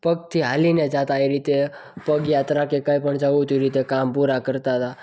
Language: Gujarati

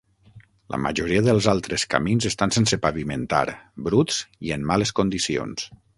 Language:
Catalan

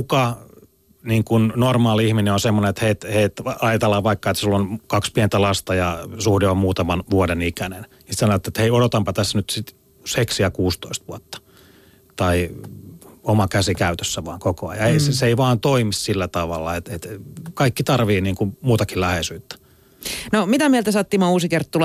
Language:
Finnish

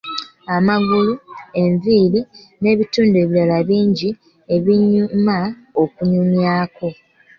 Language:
Ganda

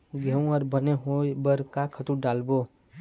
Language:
Chhattisgarhi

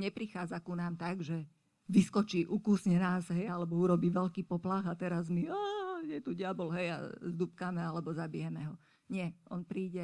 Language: Slovak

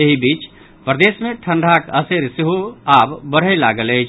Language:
Maithili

